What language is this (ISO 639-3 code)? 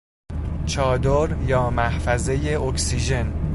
fas